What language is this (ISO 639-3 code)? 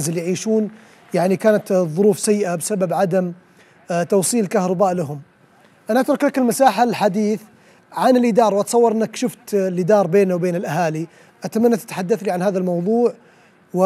ara